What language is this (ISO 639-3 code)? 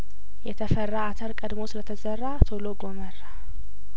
amh